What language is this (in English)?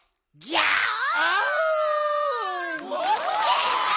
Japanese